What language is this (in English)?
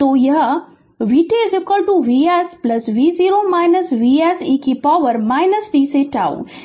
Hindi